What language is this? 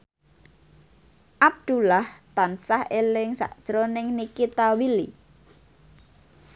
Javanese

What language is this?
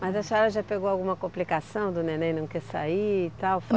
Portuguese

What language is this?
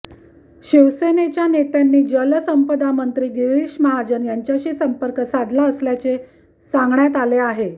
Marathi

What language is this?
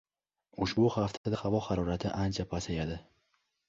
Uzbek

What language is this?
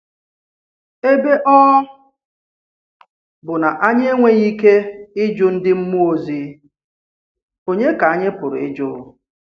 Igbo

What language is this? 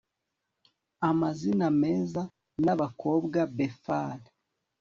Kinyarwanda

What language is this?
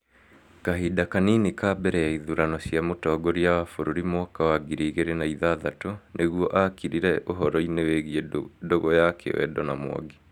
Kikuyu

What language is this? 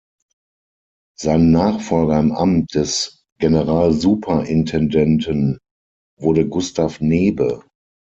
German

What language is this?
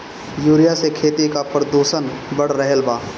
Bhojpuri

